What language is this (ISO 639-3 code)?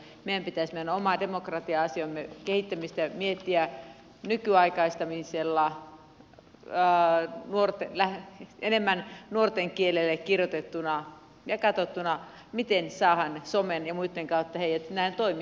fin